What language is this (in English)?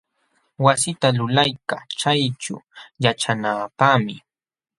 Jauja Wanca Quechua